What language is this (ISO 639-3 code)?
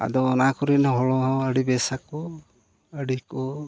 sat